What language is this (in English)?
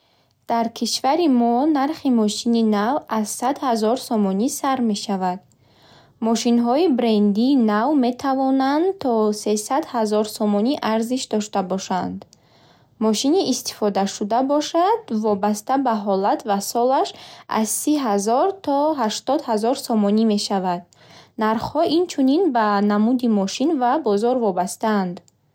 Bukharic